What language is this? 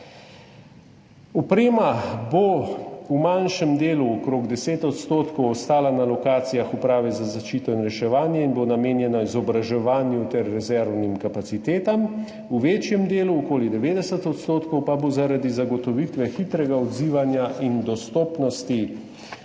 Slovenian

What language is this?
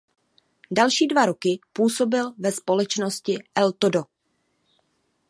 Czech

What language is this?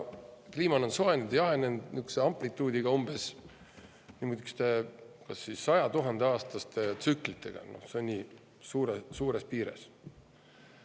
Estonian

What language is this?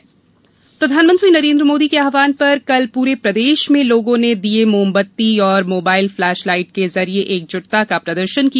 Hindi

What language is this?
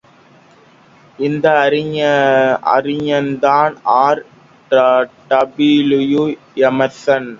Tamil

